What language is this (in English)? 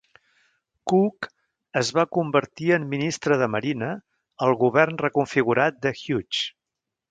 Catalan